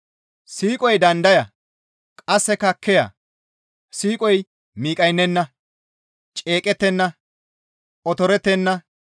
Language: Gamo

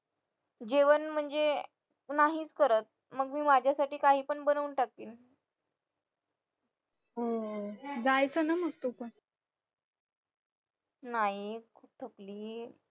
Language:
Marathi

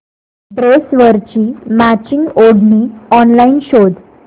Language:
Marathi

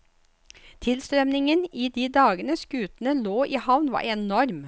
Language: Norwegian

